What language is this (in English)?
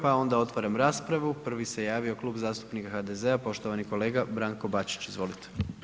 Croatian